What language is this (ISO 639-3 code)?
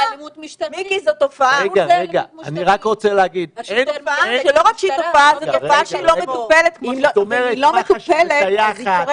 heb